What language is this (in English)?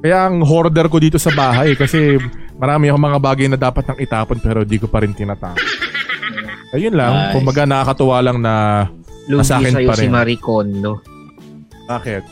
Filipino